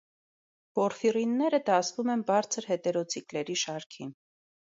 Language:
Armenian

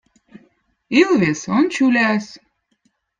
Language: Votic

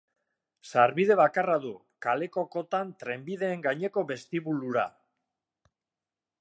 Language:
Basque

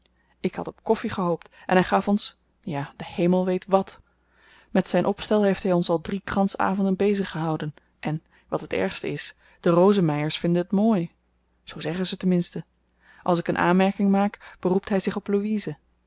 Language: Dutch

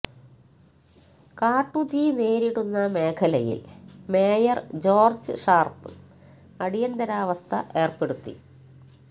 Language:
Malayalam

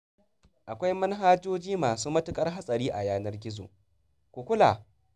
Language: Hausa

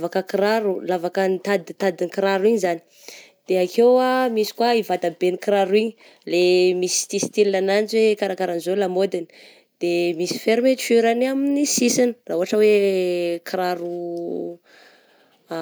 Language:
Southern Betsimisaraka Malagasy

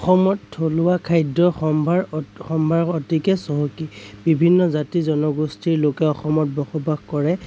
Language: Assamese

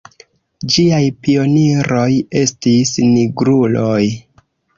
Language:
Esperanto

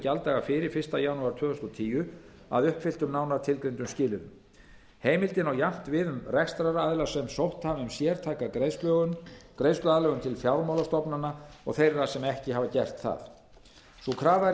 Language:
Icelandic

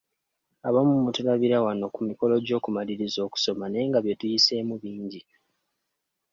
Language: Ganda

